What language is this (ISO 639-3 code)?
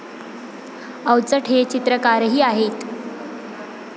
mar